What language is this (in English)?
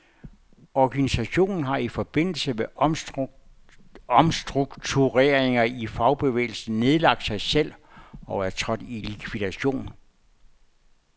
Danish